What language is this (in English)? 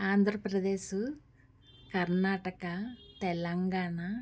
Telugu